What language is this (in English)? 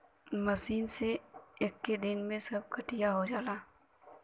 Bhojpuri